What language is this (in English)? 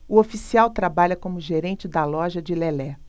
Portuguese